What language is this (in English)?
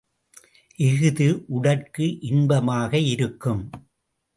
Tamil